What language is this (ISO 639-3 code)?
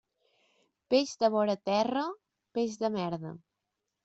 cat